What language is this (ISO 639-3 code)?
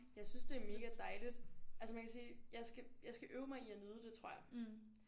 dan